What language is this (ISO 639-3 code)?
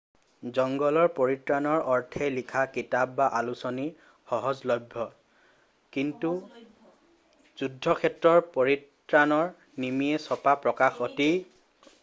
asm